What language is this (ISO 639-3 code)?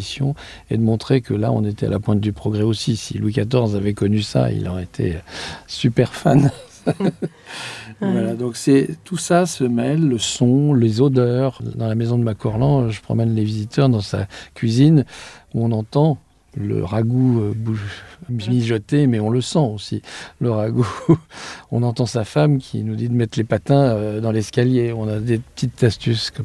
fra